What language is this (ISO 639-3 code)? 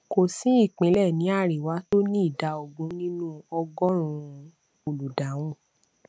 yor